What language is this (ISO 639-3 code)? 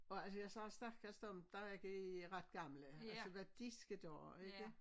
dan